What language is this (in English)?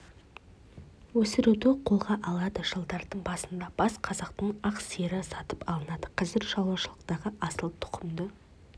Kazakh